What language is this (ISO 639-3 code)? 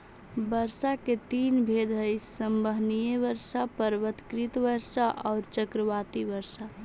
mag